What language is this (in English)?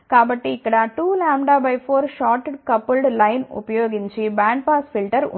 Telugu